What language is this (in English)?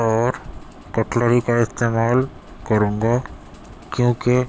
Urdu